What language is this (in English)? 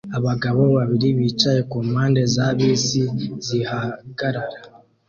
Kinyarwanda